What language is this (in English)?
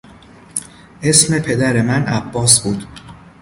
Persian